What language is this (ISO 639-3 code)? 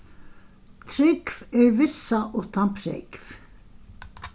fao